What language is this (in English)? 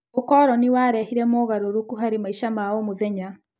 Kikuyu